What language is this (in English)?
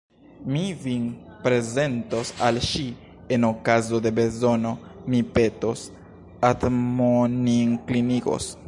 Esperanto